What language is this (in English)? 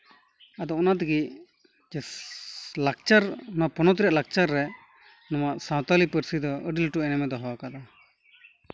Santali